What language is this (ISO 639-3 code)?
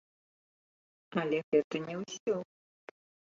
bel